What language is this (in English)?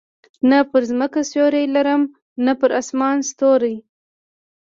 Pashto